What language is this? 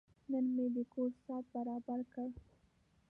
Pashto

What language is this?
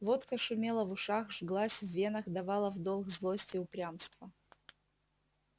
Russian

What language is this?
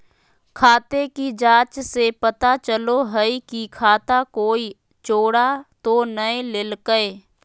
Magahi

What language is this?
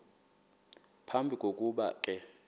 Xhosa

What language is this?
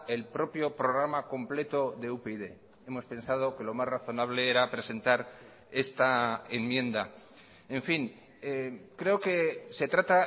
Spanish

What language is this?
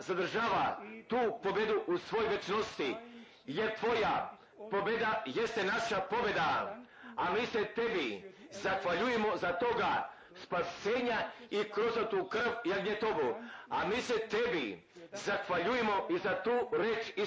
Croatian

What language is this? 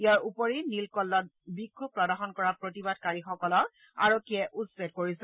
Assamese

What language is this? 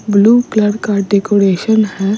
Hindi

